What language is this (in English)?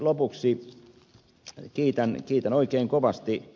Finnish